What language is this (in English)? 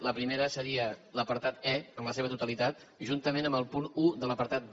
Catalan